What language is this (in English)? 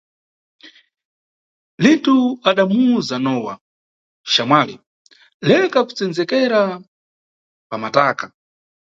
Nyungwe